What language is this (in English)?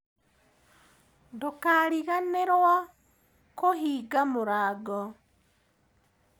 Kikuyu